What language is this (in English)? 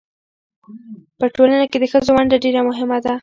Pashto